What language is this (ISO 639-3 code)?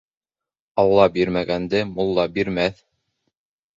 bak